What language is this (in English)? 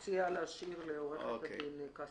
Hebrew